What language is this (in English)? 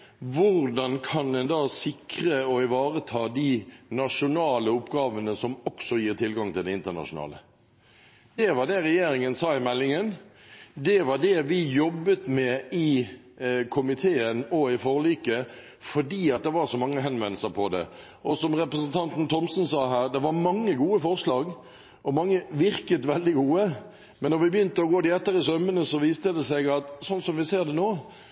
Norwegian Bokmål